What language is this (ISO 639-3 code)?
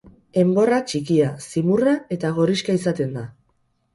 eus